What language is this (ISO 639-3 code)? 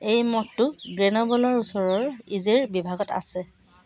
asm